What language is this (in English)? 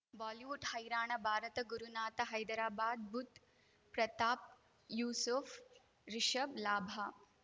Kannada